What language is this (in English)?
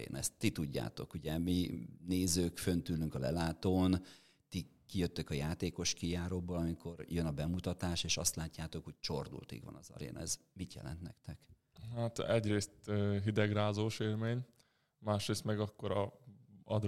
Hungarian